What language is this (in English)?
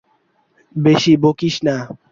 Bangla